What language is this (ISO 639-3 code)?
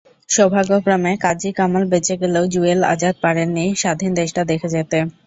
ben